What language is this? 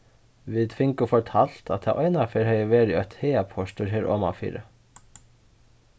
Faroese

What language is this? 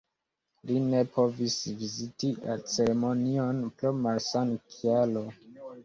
Esperanto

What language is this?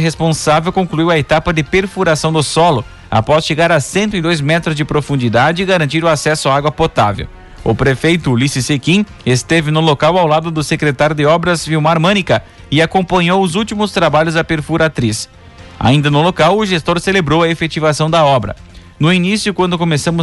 Portuguese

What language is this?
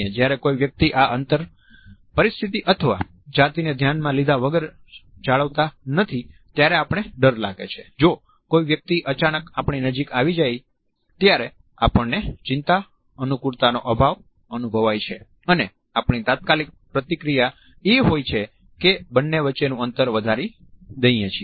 Gujarati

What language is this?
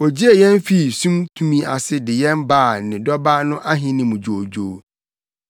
Akan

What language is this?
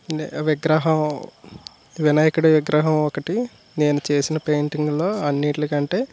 Telugu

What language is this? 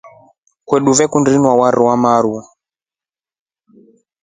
Rombo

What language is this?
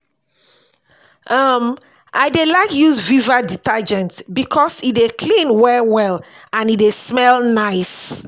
Nigerian Pidgin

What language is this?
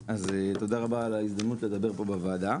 Hebrew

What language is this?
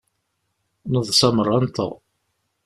Kabyle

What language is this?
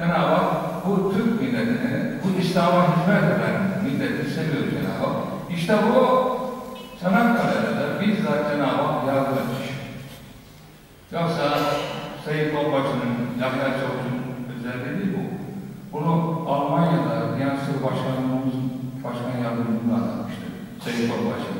Turkish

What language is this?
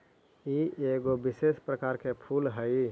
Magahi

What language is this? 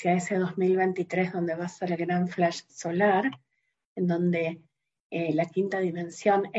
Spanish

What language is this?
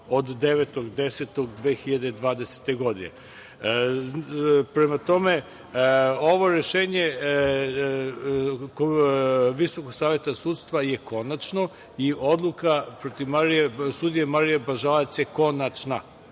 Serbian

